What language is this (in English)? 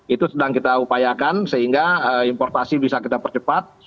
Indonesian